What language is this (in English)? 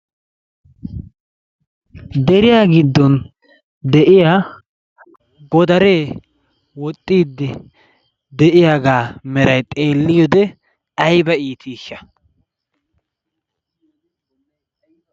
Wolaytta